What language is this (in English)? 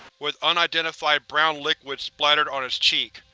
English